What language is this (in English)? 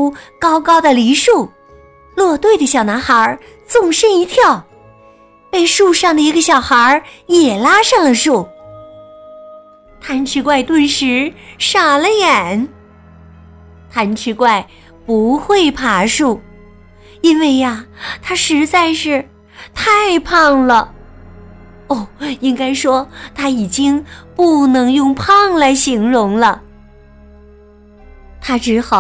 Chinese